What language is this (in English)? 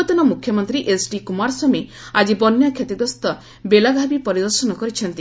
Odia